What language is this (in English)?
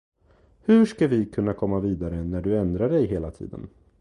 Swedish